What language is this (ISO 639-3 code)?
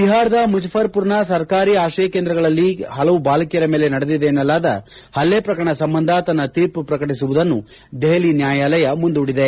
kan